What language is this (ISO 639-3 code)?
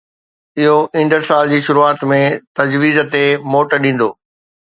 snd